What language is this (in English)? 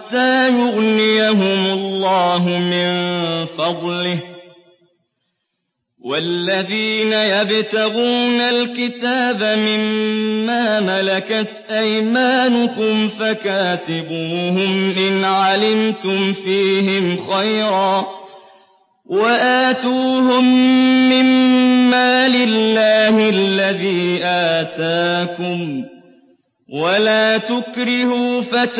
Arabic